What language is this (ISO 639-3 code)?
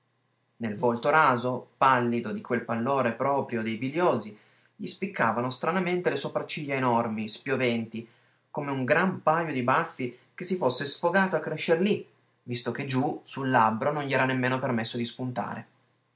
ita